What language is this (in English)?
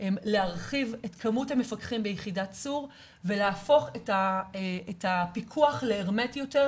Hebrew